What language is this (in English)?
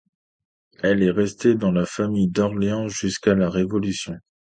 French